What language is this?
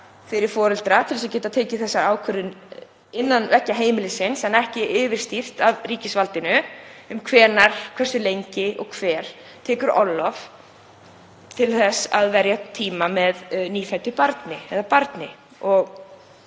Icelandic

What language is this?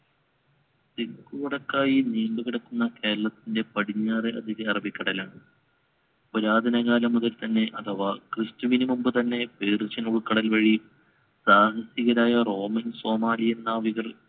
Malayalam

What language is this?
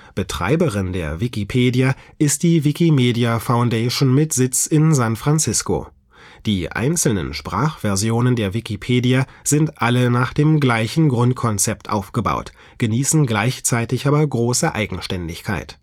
German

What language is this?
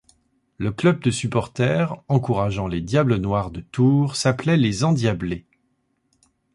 French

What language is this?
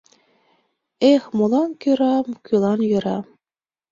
Mari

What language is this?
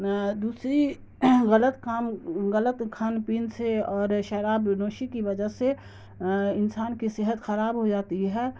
Urdu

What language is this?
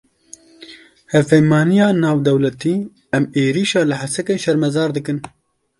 Kurdish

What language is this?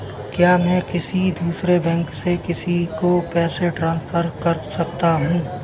Hindi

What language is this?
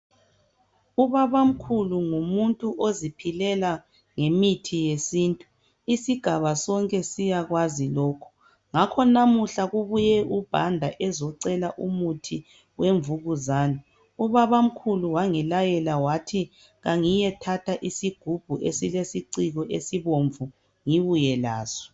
North Ndebele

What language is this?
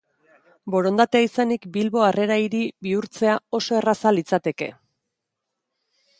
Basque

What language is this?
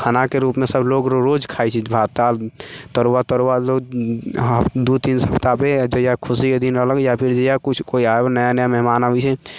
Maithili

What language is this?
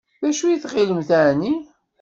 Kabyle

